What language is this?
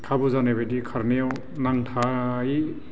Bodo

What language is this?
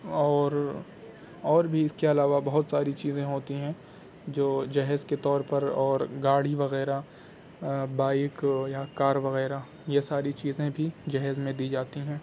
Urdu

